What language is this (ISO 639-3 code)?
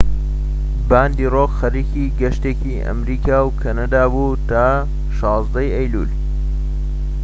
ckb